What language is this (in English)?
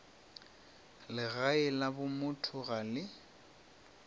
Northern Sotho